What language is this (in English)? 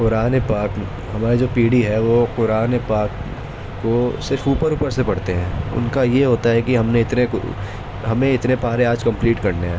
Urdu